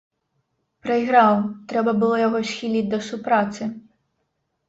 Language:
Belarusian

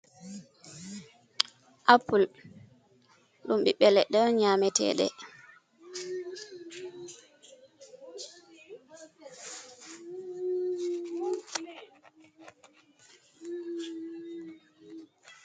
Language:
Fula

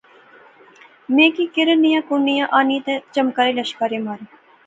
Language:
Pahari-Potwari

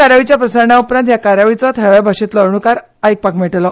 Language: Konkani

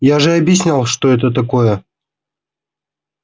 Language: Russian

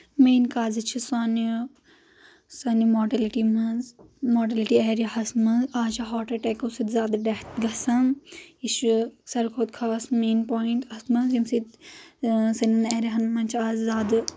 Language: Kashmiri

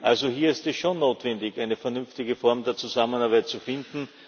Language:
German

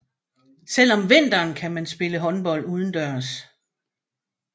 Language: Danish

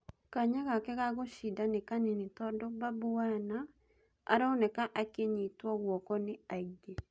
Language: Kikuyu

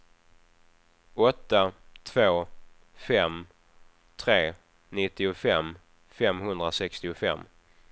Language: Swedish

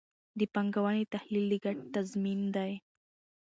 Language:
Pashto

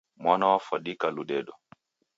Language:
Taita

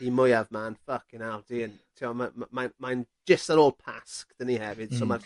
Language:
Welsh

